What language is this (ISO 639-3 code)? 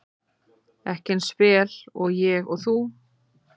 isl